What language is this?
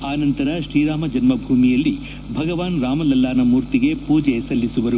Kannada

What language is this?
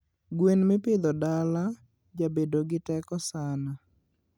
Luo (Kenya and Tanzania)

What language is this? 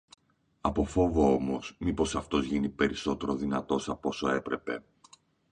Greek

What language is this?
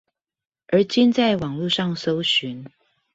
Chinese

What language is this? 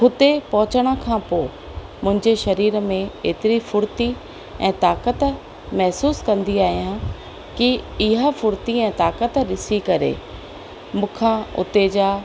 Sindhi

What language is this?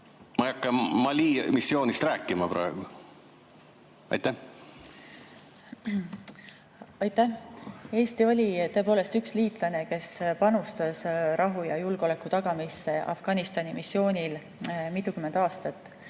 Estonian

